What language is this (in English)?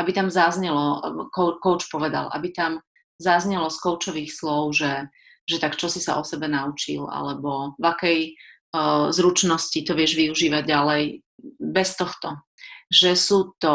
Slovak